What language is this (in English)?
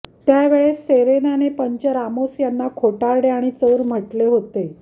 Marathi